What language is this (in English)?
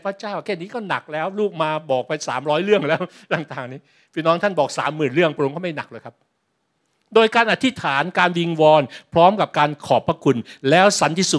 Thai